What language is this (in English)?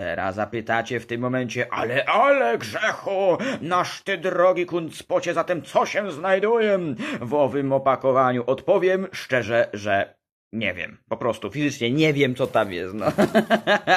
Polish